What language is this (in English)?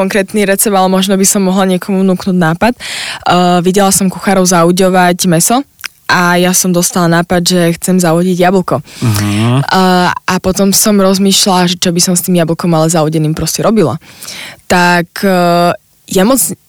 Slovak